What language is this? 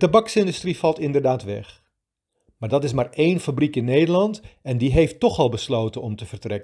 Dutch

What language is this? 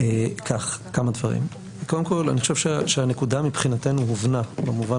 Hebrew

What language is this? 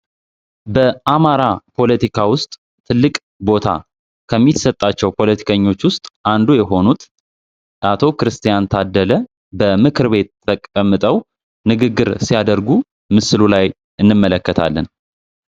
Amharic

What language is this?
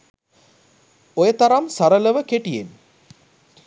Sinhala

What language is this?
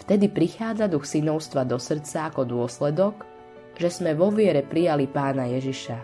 Slovak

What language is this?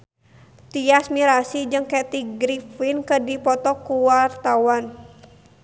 Sundanese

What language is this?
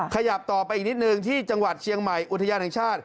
Thai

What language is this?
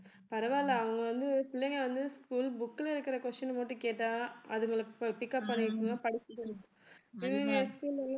Tamil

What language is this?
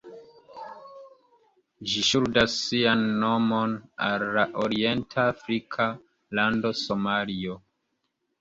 Esperanto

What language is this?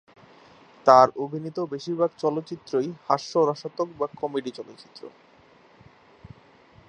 Bangla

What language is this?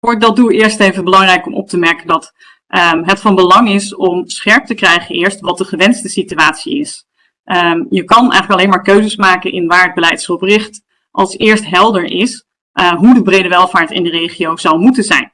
Dutch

